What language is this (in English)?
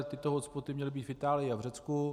Czech